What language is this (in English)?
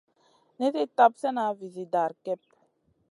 Masana